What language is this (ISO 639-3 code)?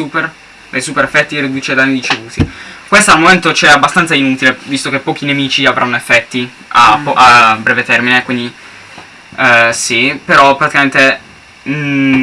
ita